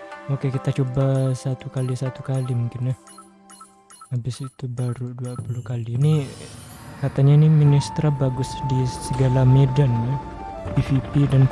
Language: Indonesian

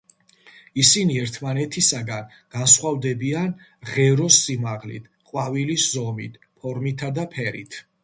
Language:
Georgian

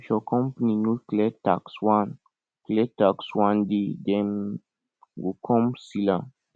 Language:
Nigerian Pidgin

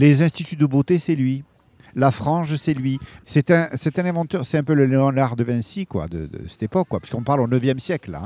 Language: French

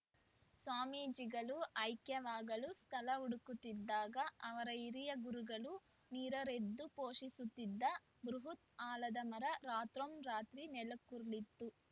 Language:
Kannada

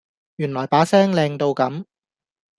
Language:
Cantonese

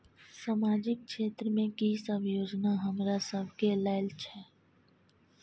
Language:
Maithili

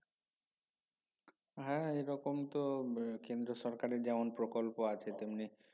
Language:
Bangla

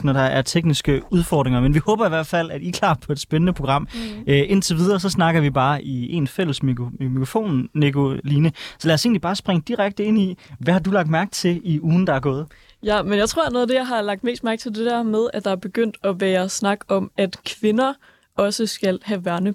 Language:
Danish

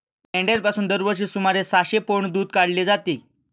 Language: Marathi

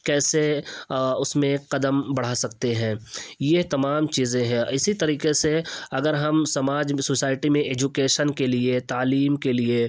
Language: Urdu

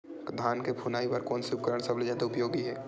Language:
Chhattisgarhi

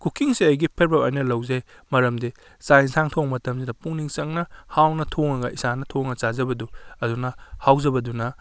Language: Manipuri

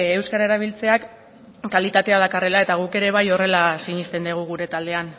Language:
Basque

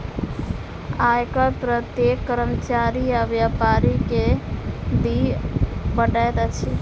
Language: Maithili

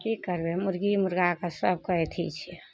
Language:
Maithili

